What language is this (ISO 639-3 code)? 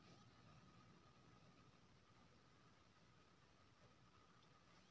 mai